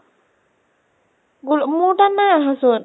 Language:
Assamese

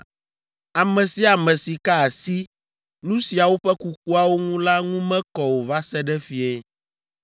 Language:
Ewe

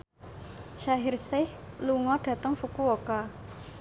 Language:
Javanese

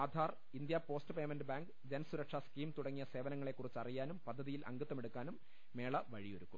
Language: Malayalam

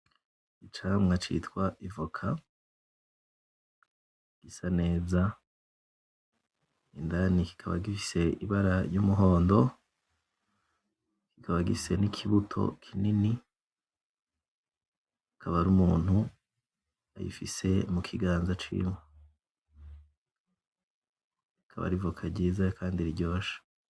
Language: Rundi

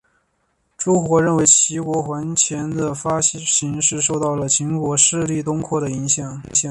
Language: Chinese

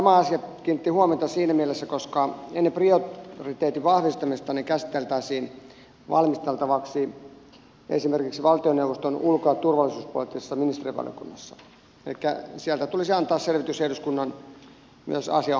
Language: Finnish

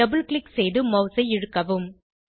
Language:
Tamil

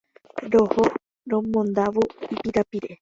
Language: Guarani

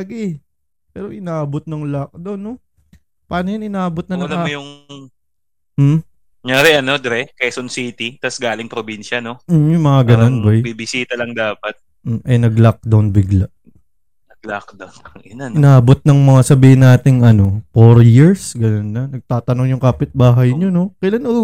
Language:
Filipino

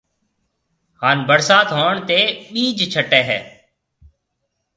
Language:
Marwari (Pakistan)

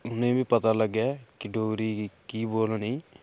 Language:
Dogri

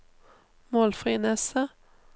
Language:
Norwegian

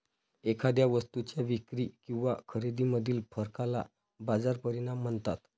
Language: Marathi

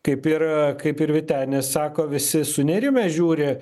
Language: Lithuanian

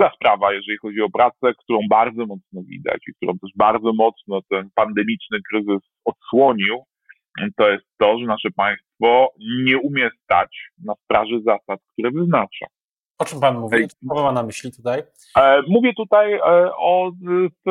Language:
Polish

